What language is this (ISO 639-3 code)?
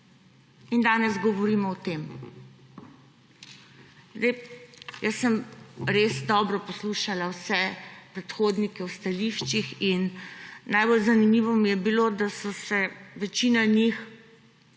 slv